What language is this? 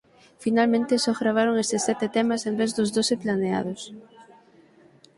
Galician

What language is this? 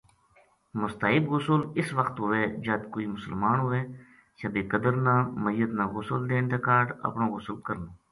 Gujari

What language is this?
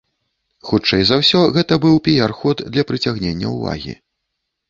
Belarusian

